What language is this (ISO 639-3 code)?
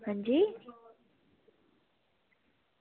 doi